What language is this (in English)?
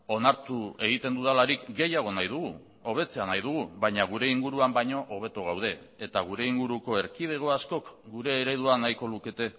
Basque